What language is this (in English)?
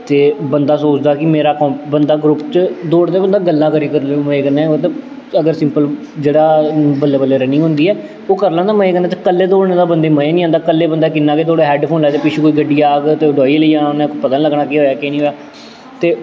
Dogri